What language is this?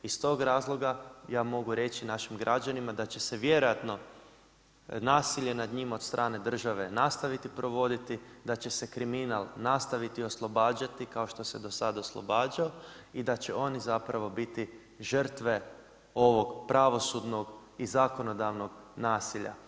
Croatian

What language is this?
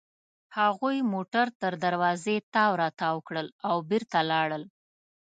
Pashto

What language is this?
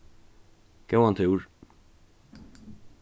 Faroese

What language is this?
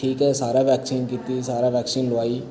Dogri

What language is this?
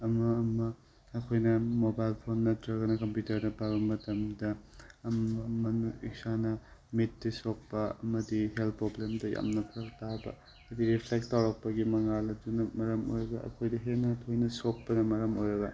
Manipuri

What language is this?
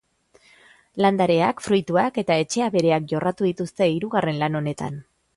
Basque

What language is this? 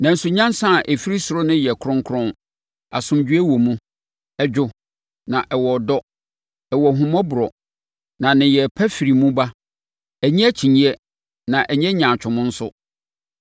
Akan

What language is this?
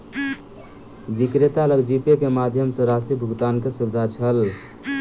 Maithili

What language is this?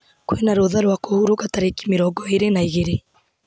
Kikuyu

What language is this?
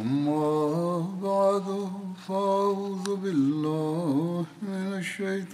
Malayalam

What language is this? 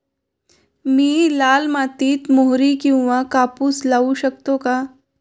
Marathi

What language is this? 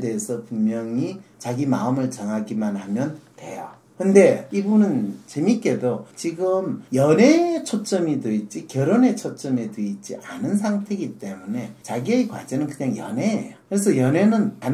Korean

